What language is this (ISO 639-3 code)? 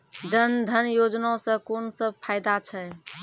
mai